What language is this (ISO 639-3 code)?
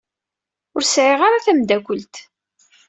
kab